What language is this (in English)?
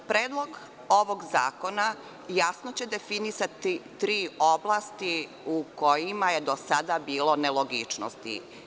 Serbian